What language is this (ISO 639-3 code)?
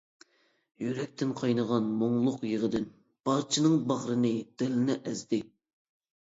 uig